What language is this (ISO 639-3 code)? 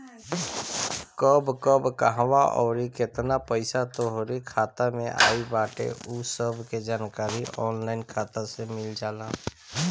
bho